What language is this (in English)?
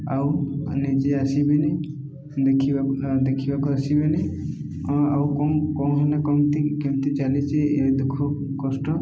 Odia